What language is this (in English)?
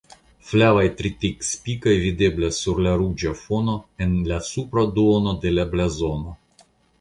Esperanto